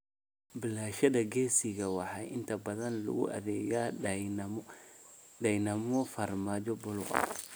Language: Somali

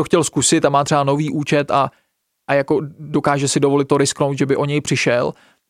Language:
Czech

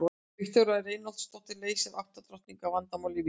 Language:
Icelandic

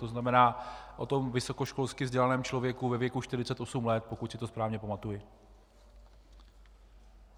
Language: Czech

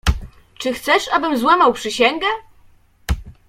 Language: Polish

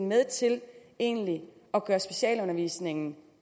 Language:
Danish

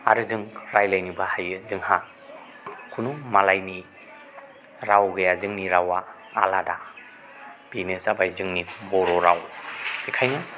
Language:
Bodo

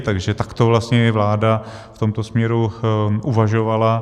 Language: Czech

